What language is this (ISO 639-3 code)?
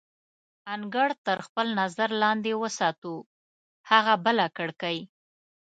pus